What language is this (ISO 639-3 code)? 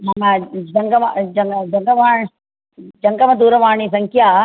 san